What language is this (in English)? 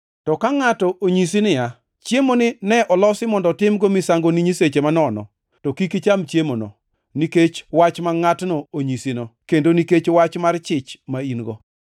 Luo (Kenya and Tanzania)